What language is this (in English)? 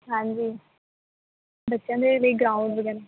Punjabi